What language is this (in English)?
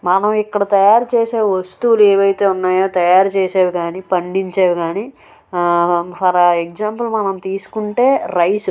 Telugu